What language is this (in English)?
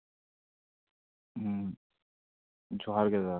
Santali